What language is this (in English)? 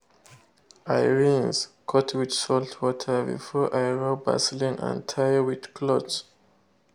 Nigerian Pidgin